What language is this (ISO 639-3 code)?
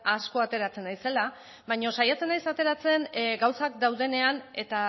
eus